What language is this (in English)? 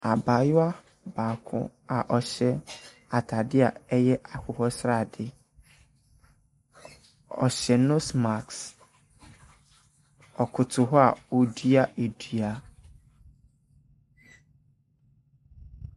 Akan